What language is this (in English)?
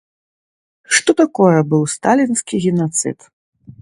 Belarusian